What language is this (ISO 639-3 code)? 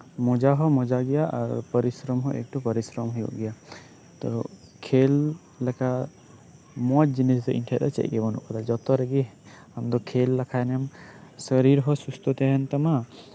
sat